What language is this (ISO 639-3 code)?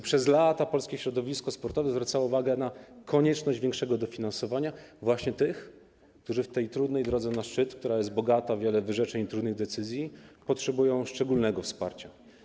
pol